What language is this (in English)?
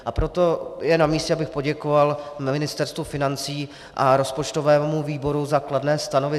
Czech